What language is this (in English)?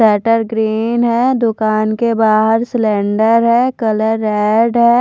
Hindi